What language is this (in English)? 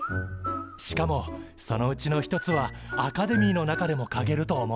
Japanese